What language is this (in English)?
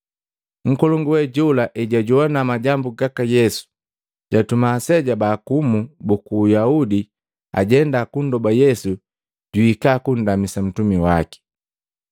Matengo